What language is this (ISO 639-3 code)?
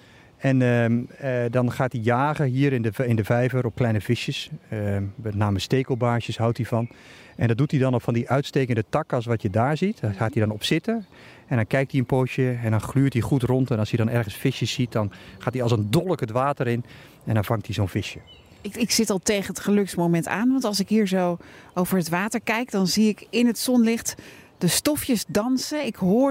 nld